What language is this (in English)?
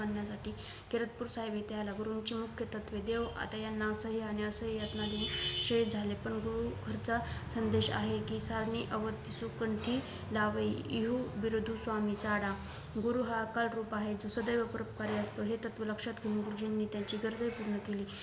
Marathi